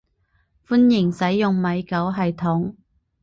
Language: Cantonese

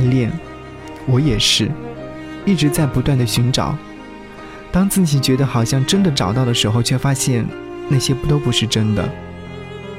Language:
Chinese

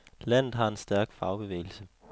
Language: Danish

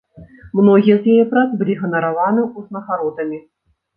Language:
Belarusian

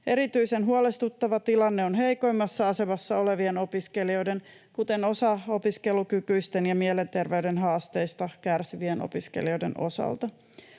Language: Finnish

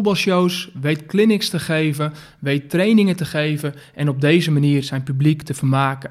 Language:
Dutch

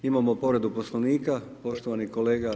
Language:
Croatian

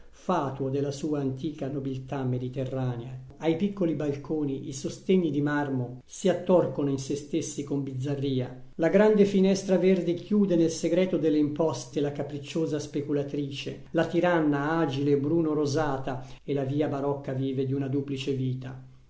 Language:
Italian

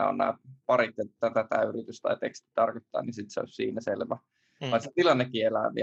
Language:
Finnish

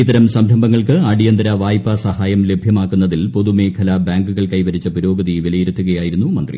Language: Malayalam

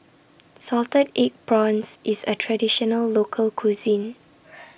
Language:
English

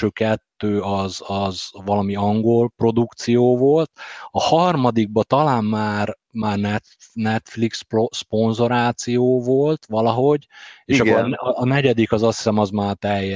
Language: Hungarian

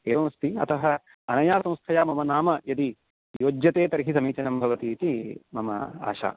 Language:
Sanskrit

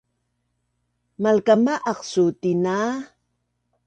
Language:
Bunun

